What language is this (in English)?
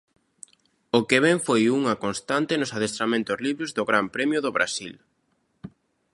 Galician